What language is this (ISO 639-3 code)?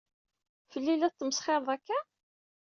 kab